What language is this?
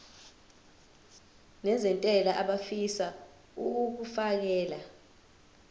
Zulu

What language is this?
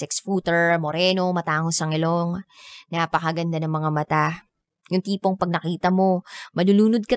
Filipino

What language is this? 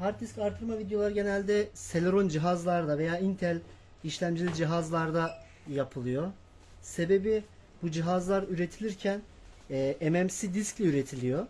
Turkish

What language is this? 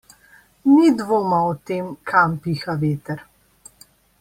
Slovenian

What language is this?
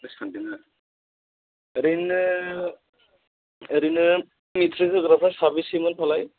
Bodo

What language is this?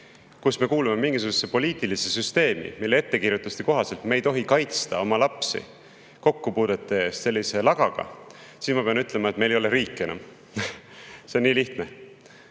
Estonian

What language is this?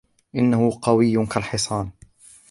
Arabic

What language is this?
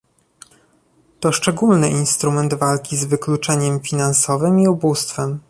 Polish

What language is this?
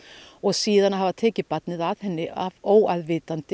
Icelandic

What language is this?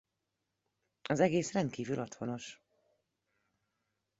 Hungarian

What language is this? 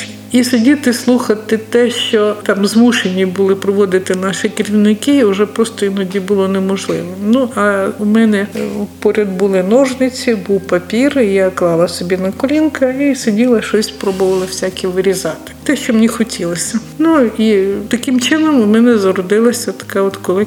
Ukrainian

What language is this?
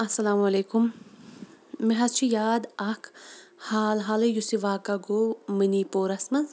Kashmiri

